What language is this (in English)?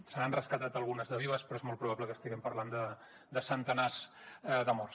Catalan